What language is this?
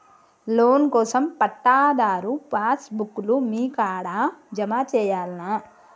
Telugu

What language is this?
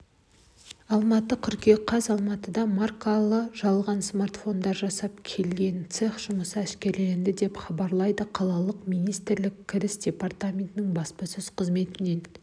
Kazakh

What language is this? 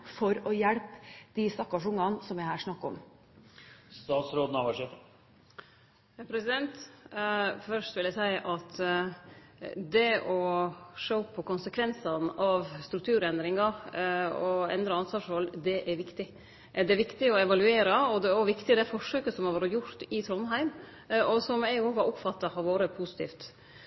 Norwegian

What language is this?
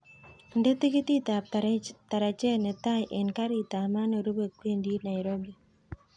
Kalenjin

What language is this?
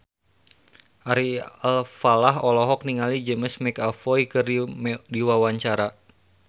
Sundanese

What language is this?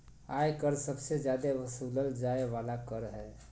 Magahi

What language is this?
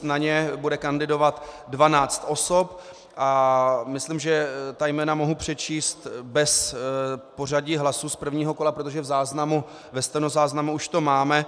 Czech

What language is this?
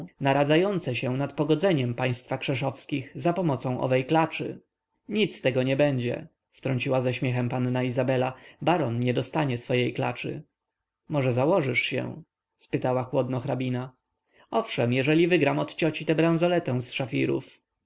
Polish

